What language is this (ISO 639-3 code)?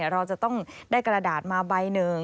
tha